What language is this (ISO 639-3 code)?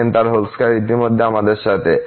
ben